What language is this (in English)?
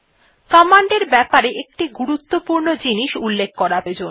Bangla